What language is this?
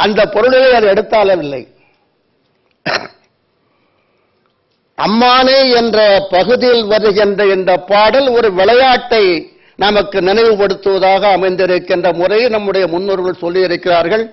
Korean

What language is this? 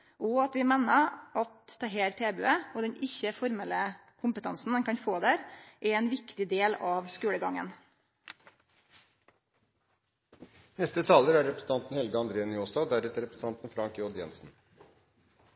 Norwegian Nynorsk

